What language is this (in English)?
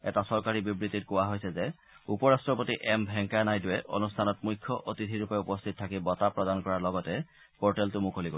Assamese